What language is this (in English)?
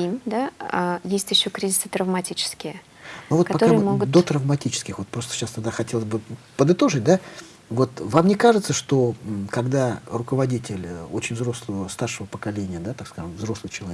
Russian